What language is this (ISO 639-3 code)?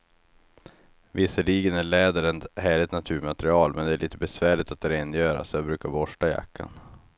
swe